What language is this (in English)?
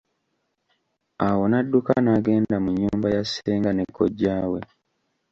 Ganda